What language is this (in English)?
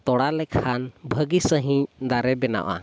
Santali